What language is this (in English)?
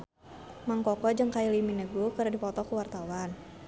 Sundanese